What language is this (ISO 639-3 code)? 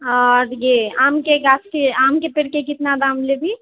mai